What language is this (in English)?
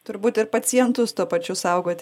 Lithuanian